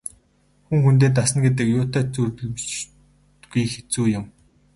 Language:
Mongolian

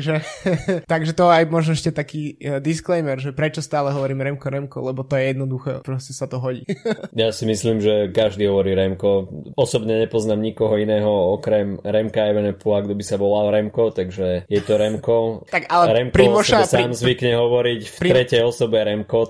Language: Slovak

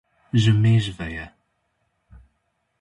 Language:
Kurdish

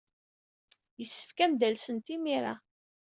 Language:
Kabyle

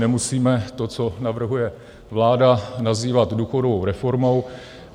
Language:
Czech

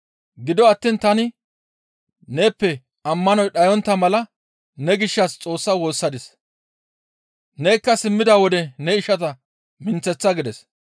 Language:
Gamo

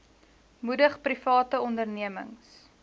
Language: Afrikaans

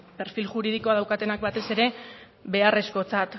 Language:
Basque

